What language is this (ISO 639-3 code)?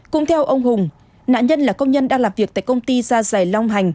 vie